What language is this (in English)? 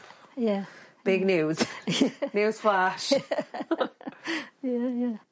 Welsh